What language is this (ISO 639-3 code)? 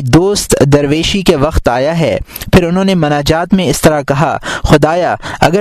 urd